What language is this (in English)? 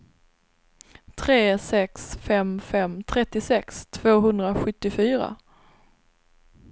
Swedish